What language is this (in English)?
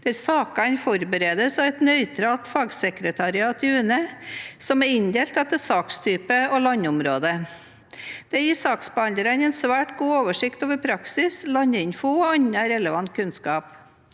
Norwegian